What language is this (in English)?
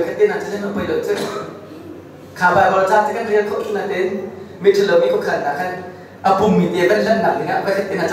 Korean